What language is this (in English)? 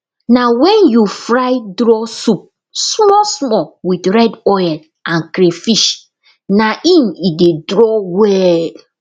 Nigerian Pidgin